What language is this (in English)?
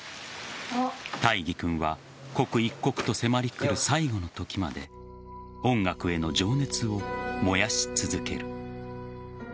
Japanese